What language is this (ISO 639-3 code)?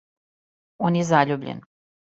srp